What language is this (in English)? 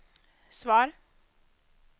Swedish